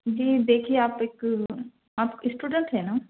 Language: Urdu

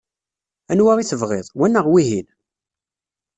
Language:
Kabyle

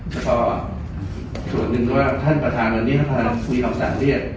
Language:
Thai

